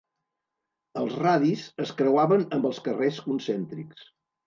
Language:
Catalan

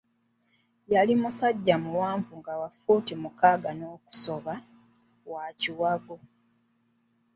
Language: Ganda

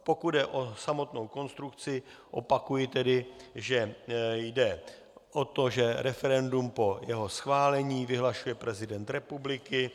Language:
Czech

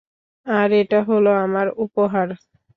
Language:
Bangla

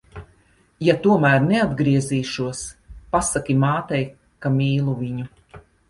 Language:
Latvian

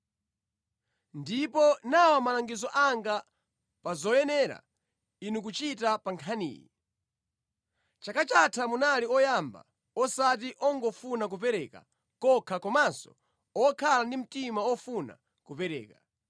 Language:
Nyanja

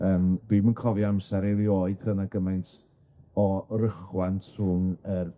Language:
Welsh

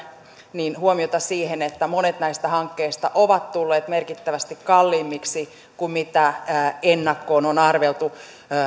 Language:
Finnish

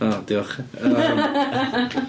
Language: Welsh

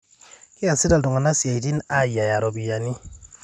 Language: Masai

